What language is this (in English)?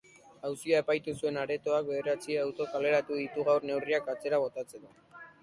Basque